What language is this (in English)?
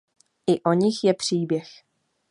Czech